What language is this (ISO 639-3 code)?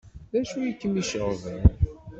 kab